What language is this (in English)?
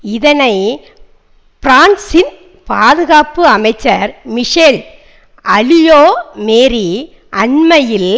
Tamil